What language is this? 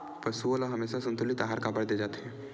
Chhattisgarhi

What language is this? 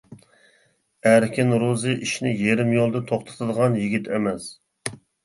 Uyghur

